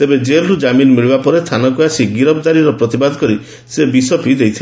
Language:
Odia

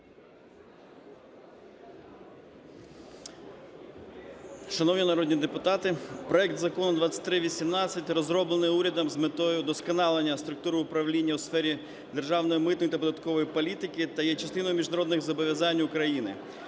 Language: Ukrainian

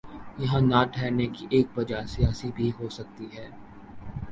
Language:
Urdu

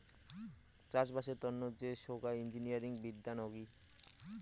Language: Bangla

